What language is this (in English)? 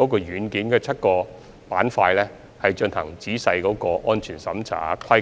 Cantonese